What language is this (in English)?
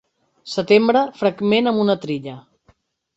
Catalan